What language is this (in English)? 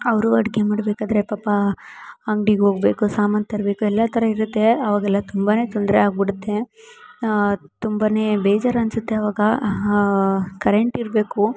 Kannada